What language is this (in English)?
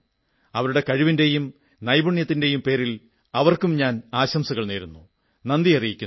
Malayalam